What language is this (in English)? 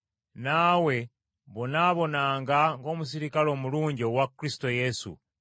Ganda